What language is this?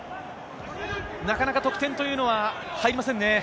Japanese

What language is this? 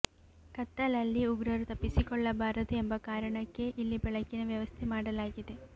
Kannada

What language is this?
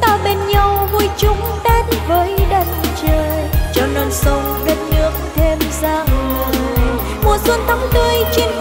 Vietnamese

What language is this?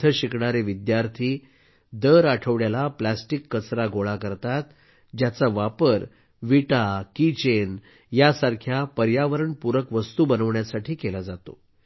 Marathi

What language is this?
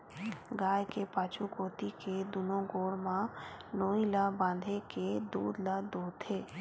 Chhattisgarhi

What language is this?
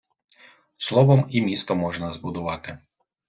Ukrainian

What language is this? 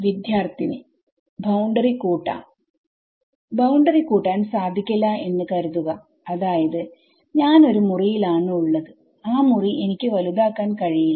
Malayalam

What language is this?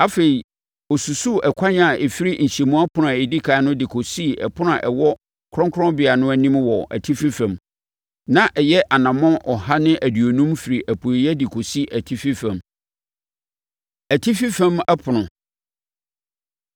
Akan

